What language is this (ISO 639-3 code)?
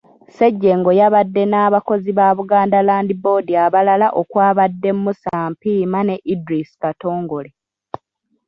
lug